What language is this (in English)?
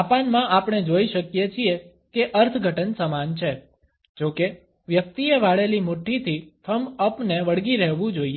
Gujarati